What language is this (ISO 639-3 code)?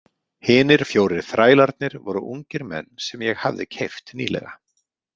isl